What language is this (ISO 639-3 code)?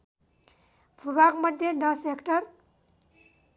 nep